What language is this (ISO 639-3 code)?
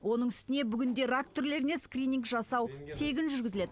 kaz